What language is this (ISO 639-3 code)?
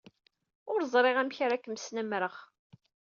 kab